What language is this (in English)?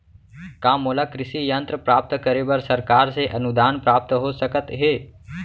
Chhattisgarhi